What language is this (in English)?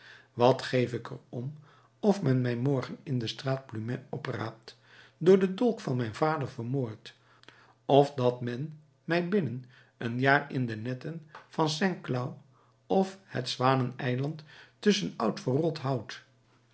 Dutch